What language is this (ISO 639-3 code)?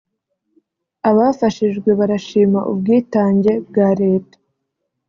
kin